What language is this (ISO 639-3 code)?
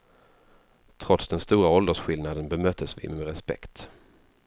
swe